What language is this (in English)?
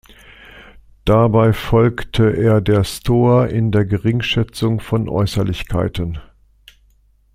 German